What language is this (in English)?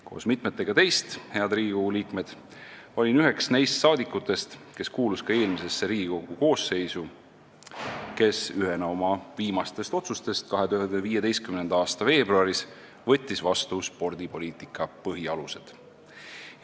Estonian